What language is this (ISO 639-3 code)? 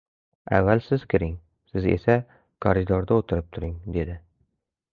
uzb